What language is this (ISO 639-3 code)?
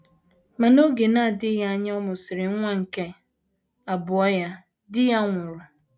ibo